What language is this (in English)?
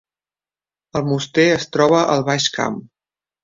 Catalan